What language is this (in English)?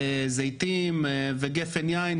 Hebrew